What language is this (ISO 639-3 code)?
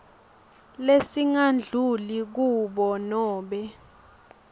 ssw